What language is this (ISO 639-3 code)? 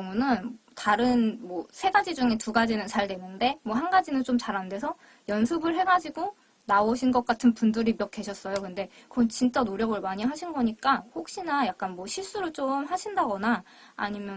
kor